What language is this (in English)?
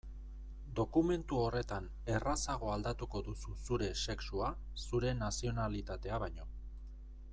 Basque